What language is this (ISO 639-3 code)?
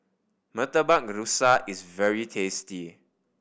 eng